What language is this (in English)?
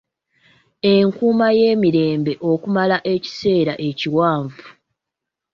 Ganda